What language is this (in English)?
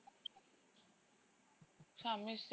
Odia